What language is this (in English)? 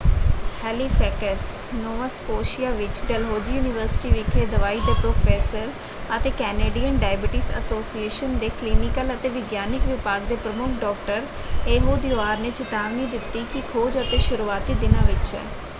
Punjabi